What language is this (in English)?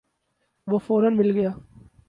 Urdu